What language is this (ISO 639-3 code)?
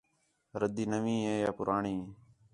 xhe